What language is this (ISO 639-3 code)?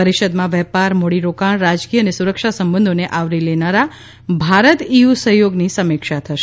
guj